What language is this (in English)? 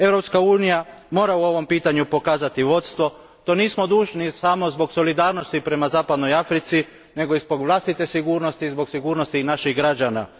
Croatian